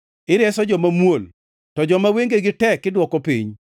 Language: Luo (Kenya and Tanzania)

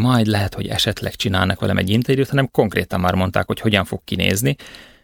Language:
Hungarian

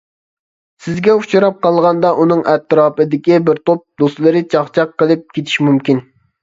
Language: Uyghur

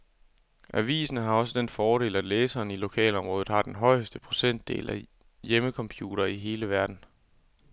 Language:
Danish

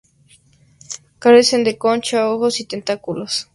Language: Spanish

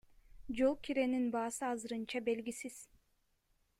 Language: Kyrgyz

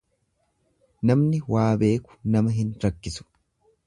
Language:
Oromo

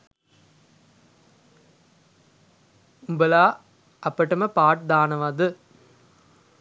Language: Sinhala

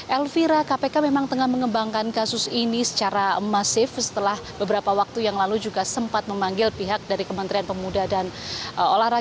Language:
Indonesian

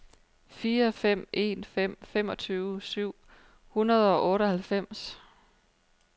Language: Danish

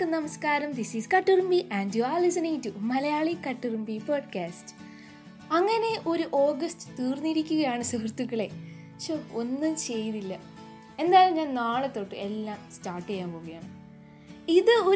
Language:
Malayalam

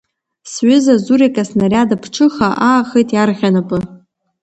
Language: Abkhazian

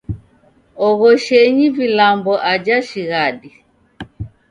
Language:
Taita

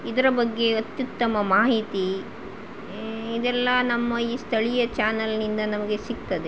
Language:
Kannada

